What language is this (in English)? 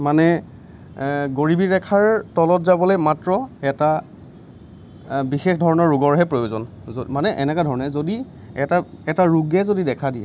Assamese